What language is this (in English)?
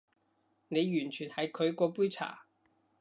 Cantonese